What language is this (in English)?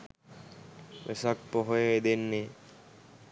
Sinhala